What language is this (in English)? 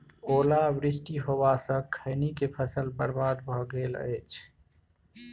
Maithili